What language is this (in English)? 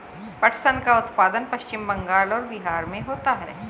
Hindi